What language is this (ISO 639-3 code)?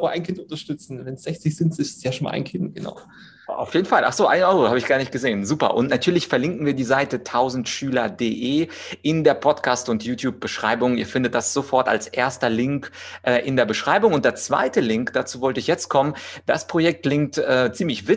deu